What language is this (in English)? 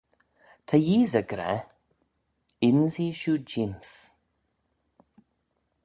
Manx